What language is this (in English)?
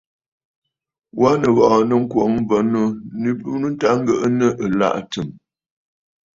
Bafut